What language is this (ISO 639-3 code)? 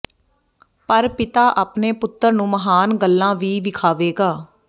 pan